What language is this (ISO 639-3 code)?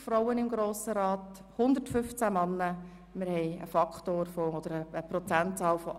gsw